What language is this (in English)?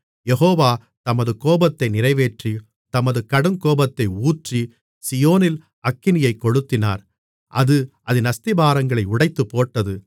Tamil